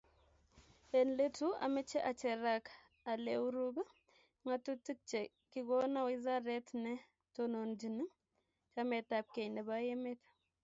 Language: Kalenjin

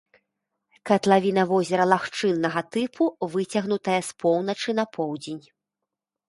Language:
Belarusian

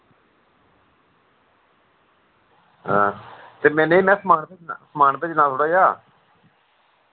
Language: Dogri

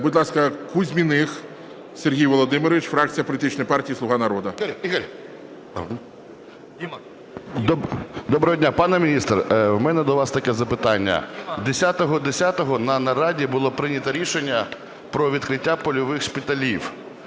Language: Ukrainian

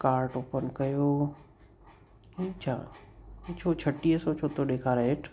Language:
Sindhi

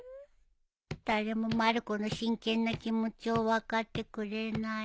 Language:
Japanese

